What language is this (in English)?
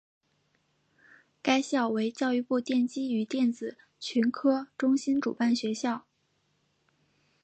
Chinese